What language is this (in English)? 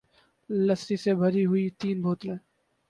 Urdu